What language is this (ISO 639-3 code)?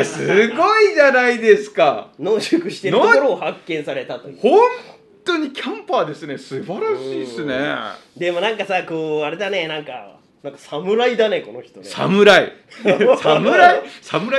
jpn